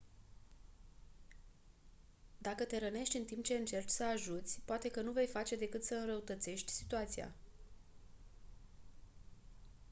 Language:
Romanian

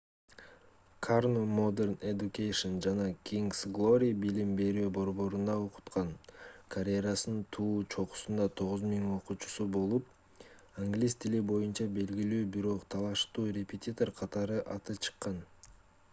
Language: Kyrgyz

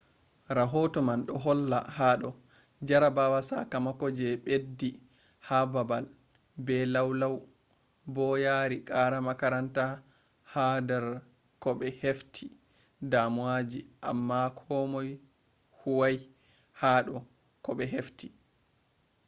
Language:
Fula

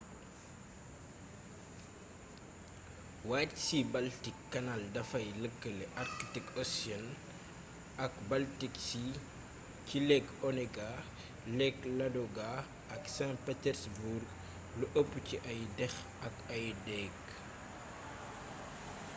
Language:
Wolof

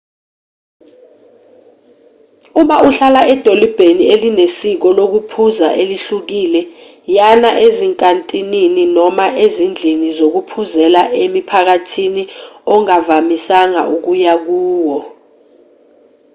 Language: Zulu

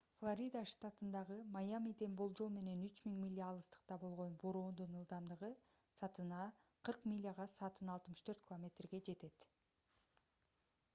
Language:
Kyrgyz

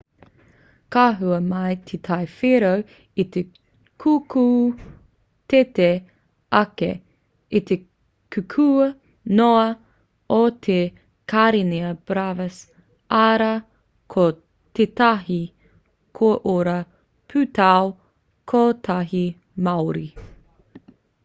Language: Māori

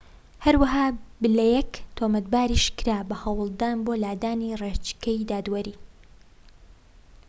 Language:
Central Kurdish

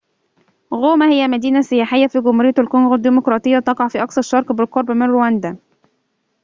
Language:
Arabic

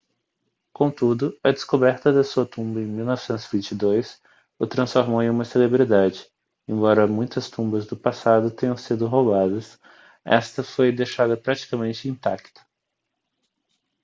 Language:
Portuguese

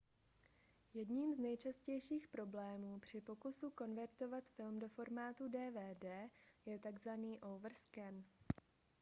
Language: Czech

